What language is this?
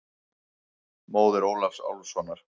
Icelandic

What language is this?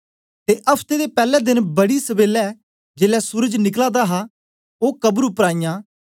Dogri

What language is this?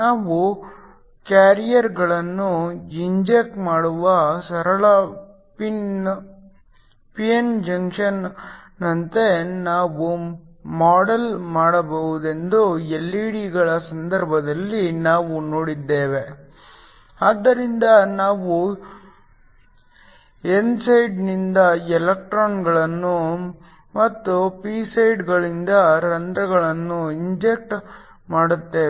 Kannada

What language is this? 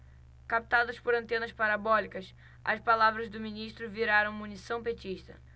Portuguese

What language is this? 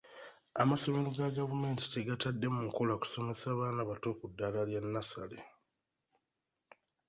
Ganda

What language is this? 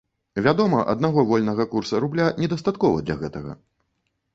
Belarusian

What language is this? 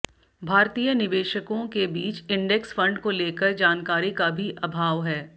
Hindi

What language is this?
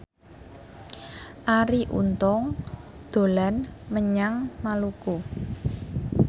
Javanese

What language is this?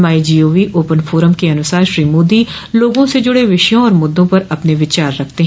Hindi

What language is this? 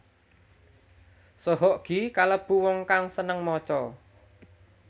Javanese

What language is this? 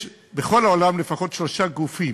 Hebrew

